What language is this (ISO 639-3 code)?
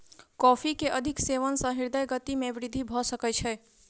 mai